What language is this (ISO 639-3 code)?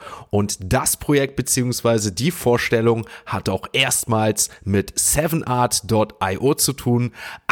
deu